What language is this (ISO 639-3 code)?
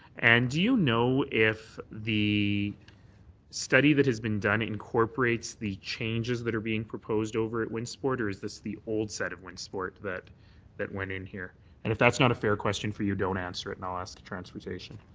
eng